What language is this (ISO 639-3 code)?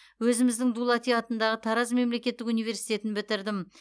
kaz